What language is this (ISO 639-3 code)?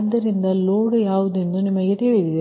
kan